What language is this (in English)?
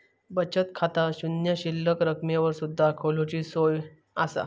Marathi